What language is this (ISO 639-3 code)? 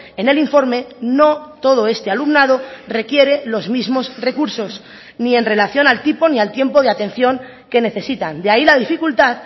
spa